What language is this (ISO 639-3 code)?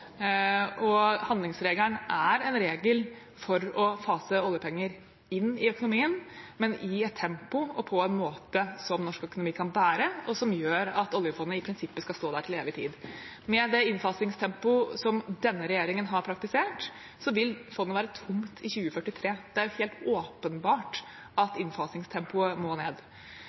nob